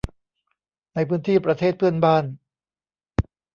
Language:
Thai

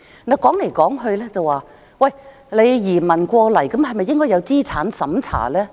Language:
Cantonese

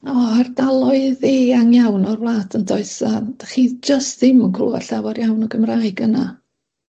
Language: Welsh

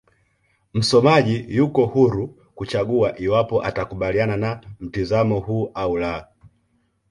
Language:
Swahili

